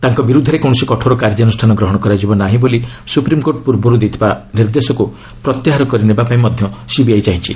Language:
Odia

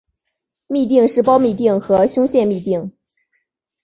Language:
Chinese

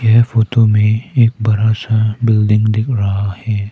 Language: Hindi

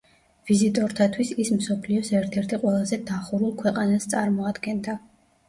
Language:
Georgian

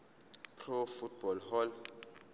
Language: Zulu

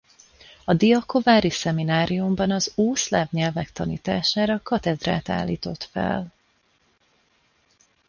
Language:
Hungarian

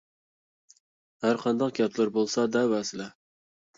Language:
Uyghur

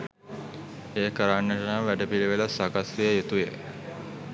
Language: Sinhala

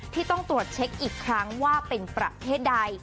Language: Thai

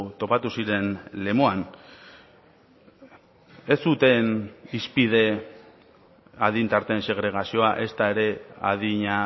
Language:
Basque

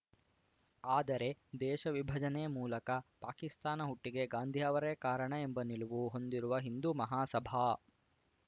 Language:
Kannada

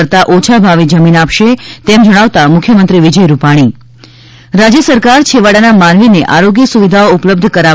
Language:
Gujarati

